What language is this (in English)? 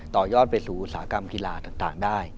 Thai